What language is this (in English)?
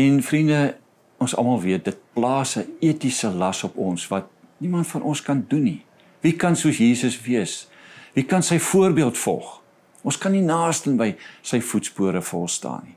Dutch